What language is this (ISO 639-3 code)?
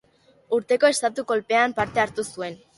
eus